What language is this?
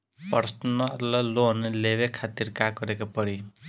Bhojpuri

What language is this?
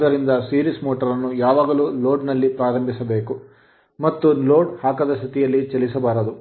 Kannada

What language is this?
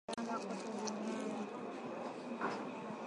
Swahili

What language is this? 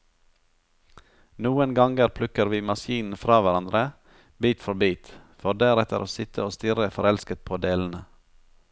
Norwegian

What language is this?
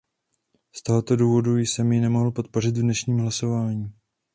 Czech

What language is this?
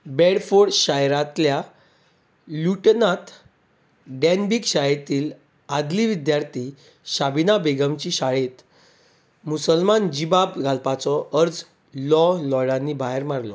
Konkani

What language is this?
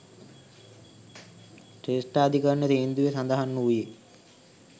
Sinhala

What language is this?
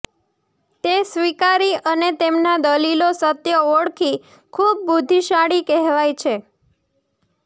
Gujarati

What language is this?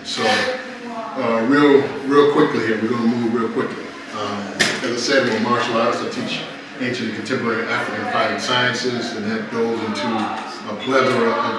English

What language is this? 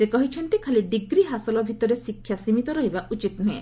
Odia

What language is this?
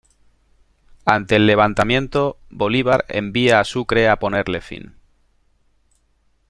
Spanish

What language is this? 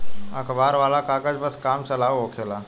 Bhojpuri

